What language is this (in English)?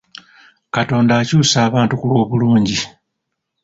Ganda